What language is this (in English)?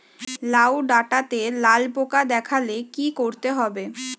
Bangla